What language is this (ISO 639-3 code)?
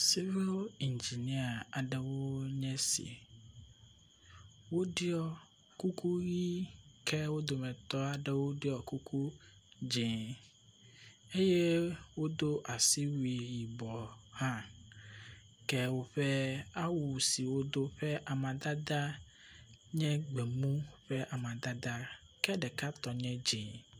ewe